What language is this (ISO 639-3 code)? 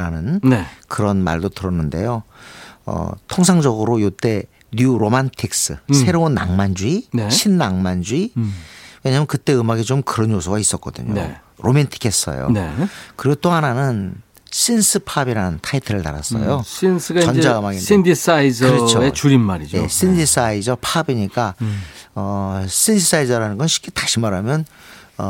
kor